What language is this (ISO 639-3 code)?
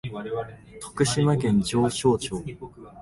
jpn